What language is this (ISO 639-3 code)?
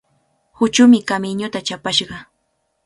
qvl